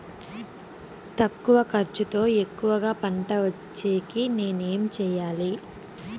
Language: Telugu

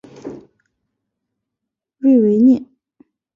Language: Chinese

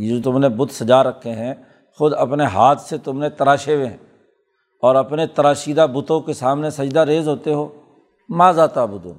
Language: Urdu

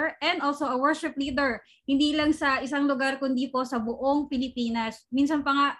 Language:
Filipino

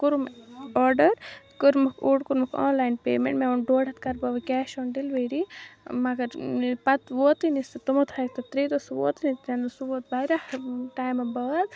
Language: Kashmiri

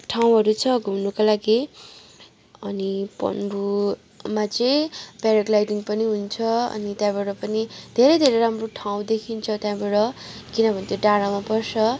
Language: Nepali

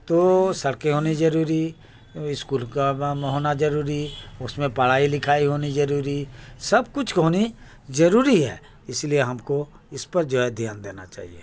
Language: Urdu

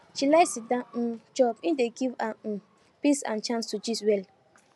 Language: Nigerian Pidgin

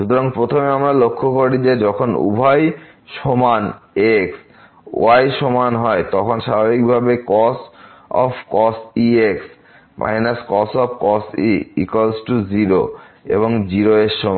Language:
Bangla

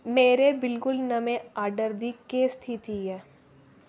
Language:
Dogri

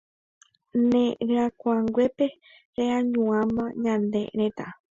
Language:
Guarani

